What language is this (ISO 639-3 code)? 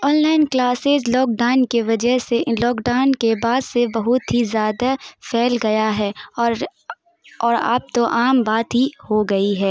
urd